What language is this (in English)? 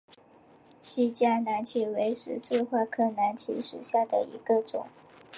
Chinese